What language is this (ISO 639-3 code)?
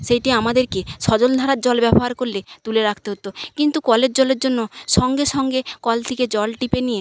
ben